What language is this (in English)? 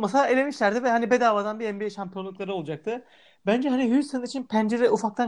Turkish